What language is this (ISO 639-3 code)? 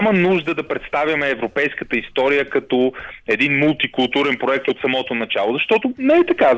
bul